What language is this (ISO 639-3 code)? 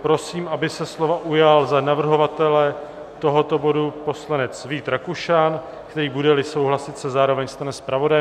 ces